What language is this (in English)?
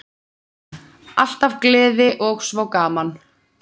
Icelandic